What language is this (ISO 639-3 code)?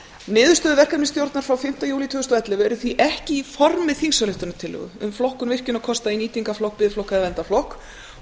isl